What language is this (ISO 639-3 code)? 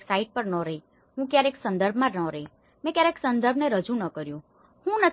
guj